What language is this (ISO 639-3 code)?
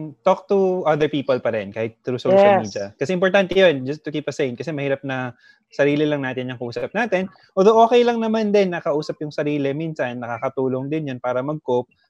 fil